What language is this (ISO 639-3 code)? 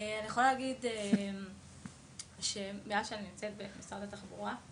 heb